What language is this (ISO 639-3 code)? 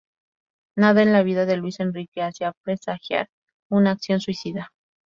spa